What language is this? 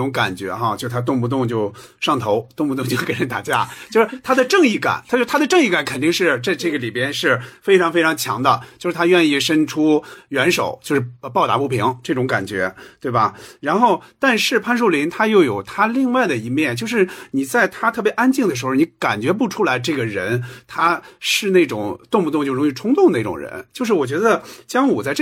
Chinese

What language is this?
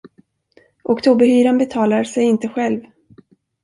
Swedish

